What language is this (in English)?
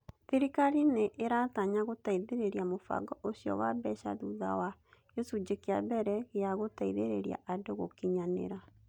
Kikuyu